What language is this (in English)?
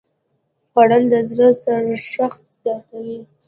Pashto